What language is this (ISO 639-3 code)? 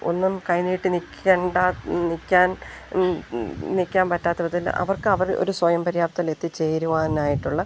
mal